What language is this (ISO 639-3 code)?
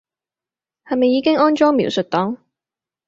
yue